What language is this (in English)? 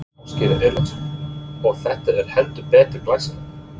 Icelandic